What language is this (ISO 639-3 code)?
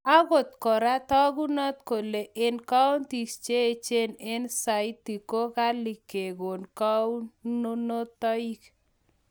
kln